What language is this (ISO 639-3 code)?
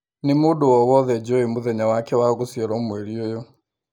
kik